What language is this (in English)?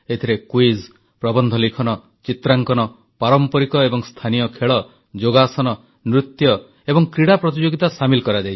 Odia